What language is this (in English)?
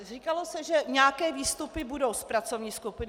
Czech